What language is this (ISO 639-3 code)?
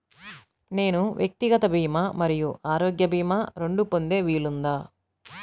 tel